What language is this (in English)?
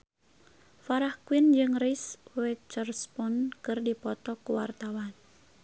Sundanese